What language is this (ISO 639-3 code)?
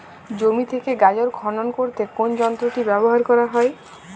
ben